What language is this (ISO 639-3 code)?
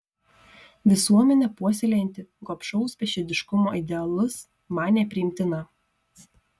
lit